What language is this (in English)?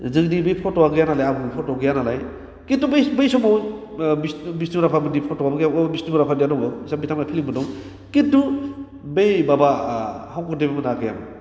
Bodo